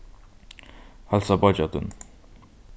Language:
Faroese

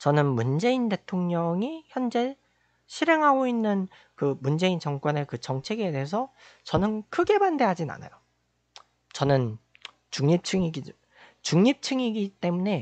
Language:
Korean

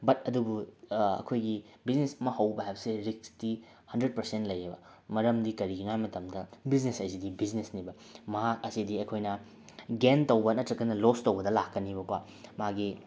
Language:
Manipuri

